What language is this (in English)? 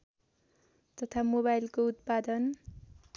Nepali